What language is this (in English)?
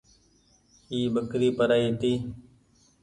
Goaria